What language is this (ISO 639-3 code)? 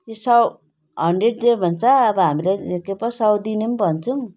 nep